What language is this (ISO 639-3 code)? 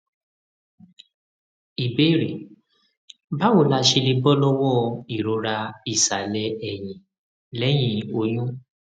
yor